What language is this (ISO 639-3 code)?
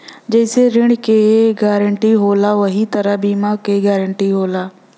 bho